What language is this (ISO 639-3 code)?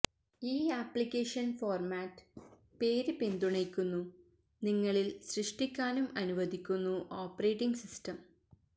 mal